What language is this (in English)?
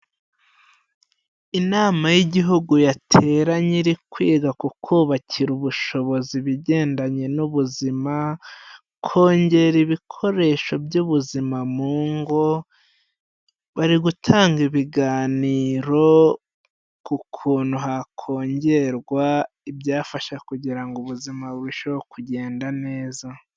Kinyarwanda